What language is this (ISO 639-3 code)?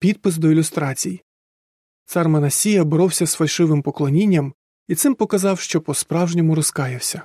ukr